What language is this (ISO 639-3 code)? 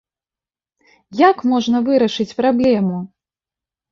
bel